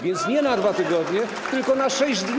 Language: Polish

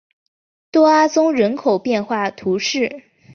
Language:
Chinese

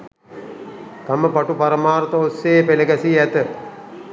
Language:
Sinhala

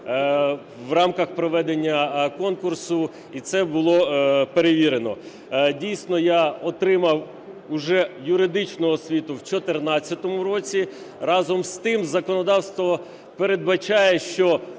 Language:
Ukrainian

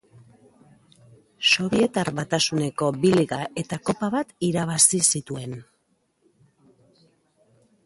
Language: Basque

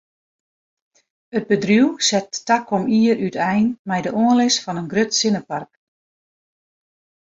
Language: Western Frisian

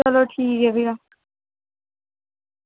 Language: Dogri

